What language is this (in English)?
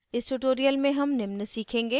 Hindi